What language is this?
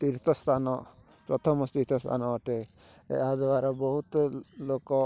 Odia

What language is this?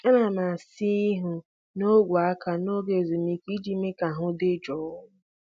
Igbo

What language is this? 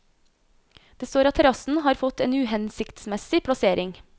Norwegian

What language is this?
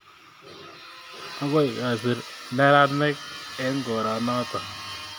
Kalenjin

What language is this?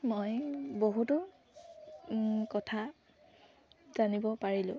Assamese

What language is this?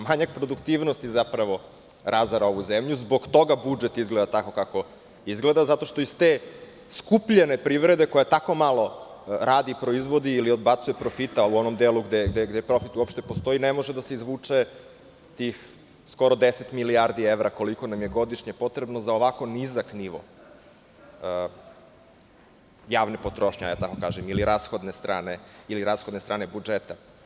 Serbian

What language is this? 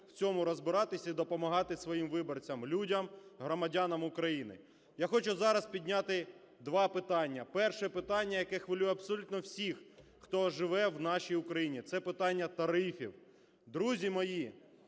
Ukrainian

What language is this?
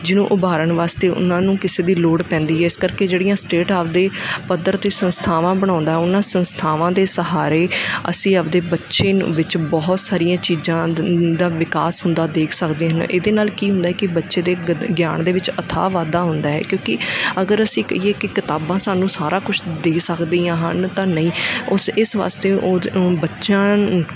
Punjabi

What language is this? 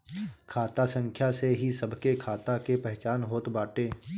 Bhojpuri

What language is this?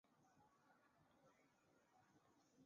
Chinese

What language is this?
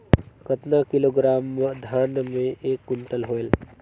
Chhattisgarhi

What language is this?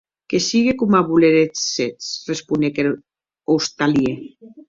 Occitan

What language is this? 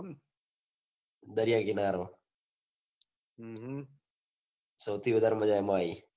Gujarati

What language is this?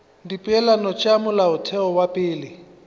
Northern Sotho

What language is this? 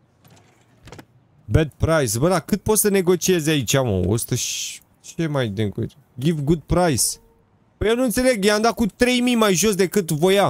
Romanian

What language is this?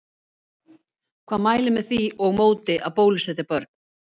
Icelandic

